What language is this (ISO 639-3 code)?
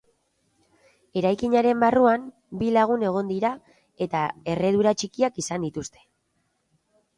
eus